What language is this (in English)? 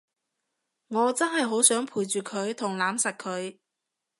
Cantonese